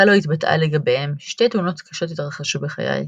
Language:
Hebrew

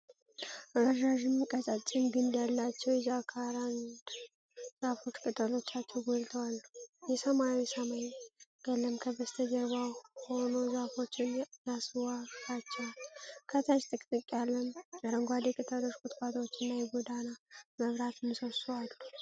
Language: Amharic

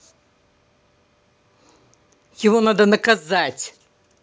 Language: Russian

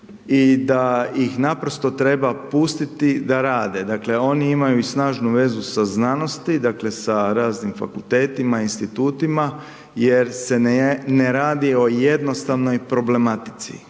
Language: Croatian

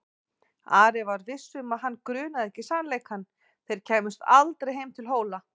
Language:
Icelandic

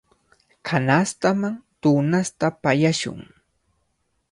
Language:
Cajatambo North Lima Quechua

